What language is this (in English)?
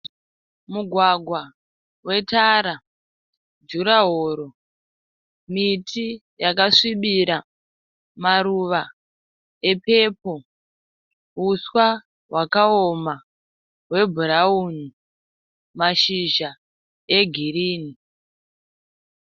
Shona